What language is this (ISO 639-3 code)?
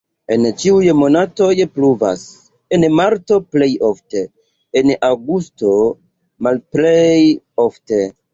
epo